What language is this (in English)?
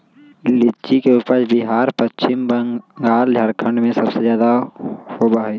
Magahi